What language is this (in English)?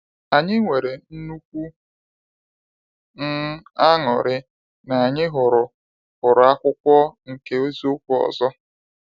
Igbo